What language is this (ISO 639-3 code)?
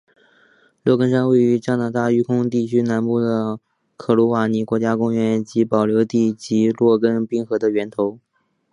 zho